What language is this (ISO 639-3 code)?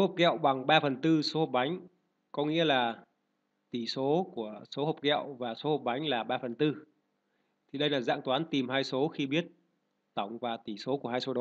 vie